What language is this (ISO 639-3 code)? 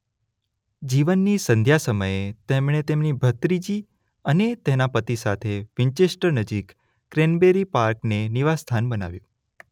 guj